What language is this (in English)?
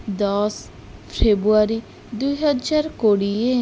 Odia